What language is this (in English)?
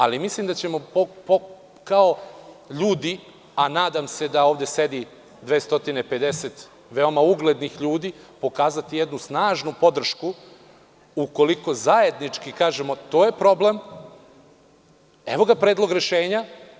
Serbian